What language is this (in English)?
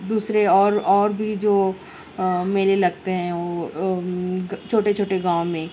Urdu